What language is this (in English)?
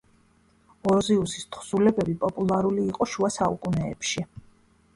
Georgian